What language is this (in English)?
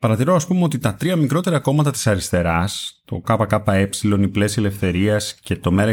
Greek